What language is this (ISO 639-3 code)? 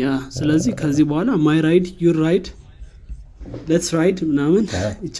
amh